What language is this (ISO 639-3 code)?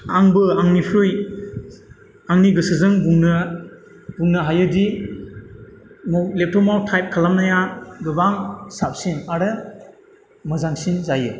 brx